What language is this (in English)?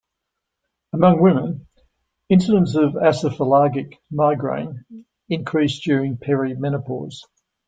English